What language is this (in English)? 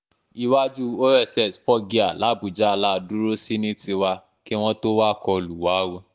Yoruba